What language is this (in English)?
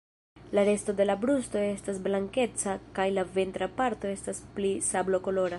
Esperanto